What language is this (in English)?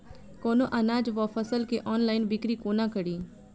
Maithili